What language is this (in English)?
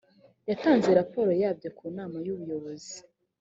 Kinyarwanda